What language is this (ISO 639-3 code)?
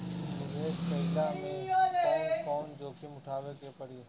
bho